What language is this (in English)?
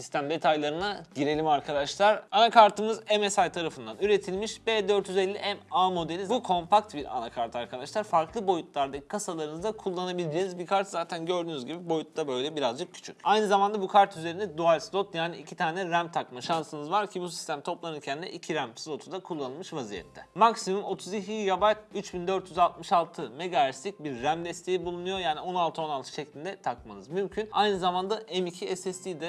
Turkish